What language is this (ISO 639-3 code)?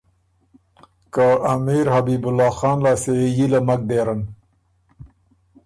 oru